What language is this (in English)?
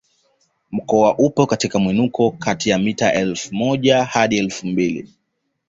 Swahili